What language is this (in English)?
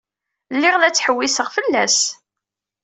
Kabyle